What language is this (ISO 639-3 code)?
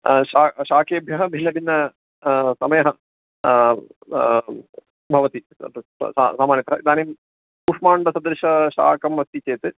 san